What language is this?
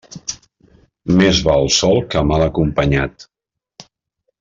Catalan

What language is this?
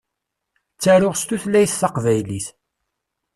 Kabyle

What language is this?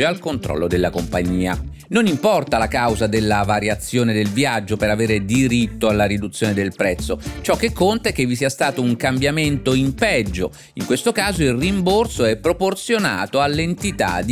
Italian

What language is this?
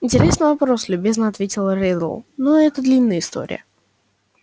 Russian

